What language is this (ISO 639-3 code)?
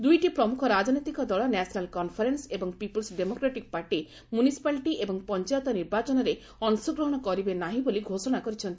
ori